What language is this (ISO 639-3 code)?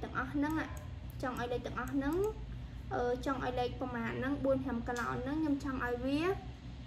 vie